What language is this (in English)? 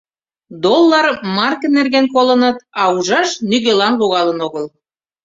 Mari